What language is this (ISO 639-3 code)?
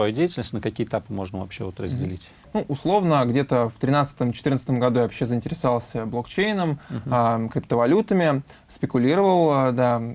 rus